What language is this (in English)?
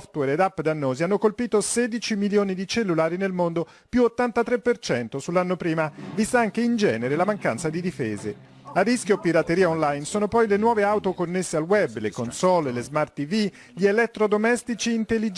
Italian